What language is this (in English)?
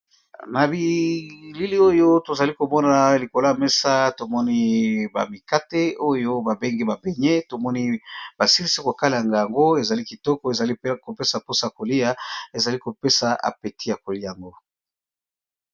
Lingala